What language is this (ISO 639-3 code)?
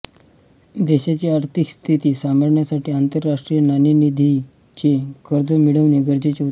mar